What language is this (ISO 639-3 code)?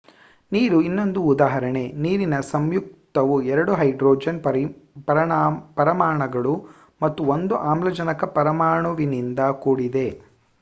kan